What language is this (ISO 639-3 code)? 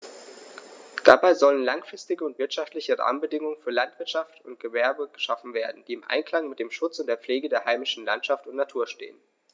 deu